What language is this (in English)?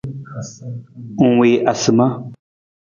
Nawdm